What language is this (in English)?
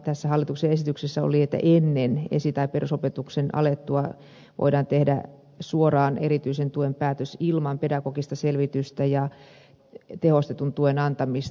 Finnish